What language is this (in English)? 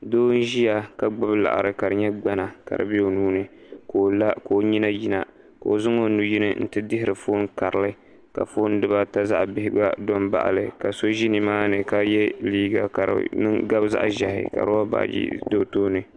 Dagbani